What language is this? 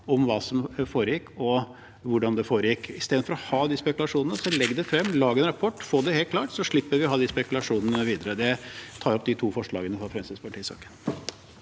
Norwegian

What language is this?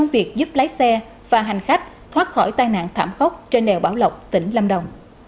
Vietnamese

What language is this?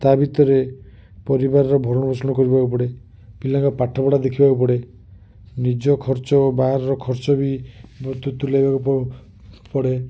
Odia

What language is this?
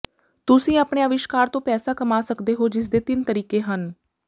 Punjabi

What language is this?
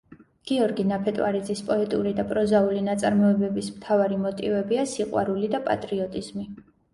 Georgian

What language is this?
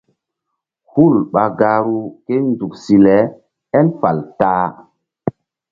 Mbum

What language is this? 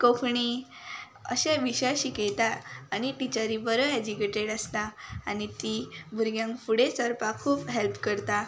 Konkani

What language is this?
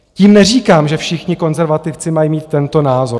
Czech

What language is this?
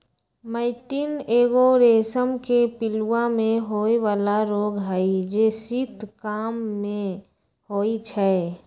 Magahi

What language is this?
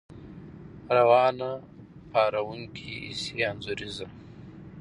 Pashto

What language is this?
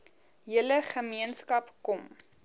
Afrikaans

